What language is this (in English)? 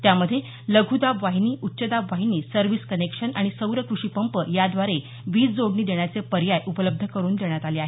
Marathi